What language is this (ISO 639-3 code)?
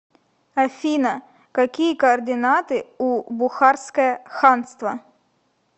rus